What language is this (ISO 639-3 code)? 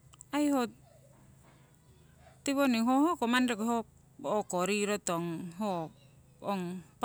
siw